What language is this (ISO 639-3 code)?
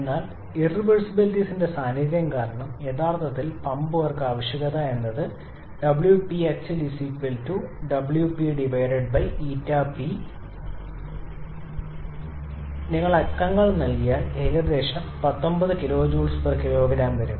mal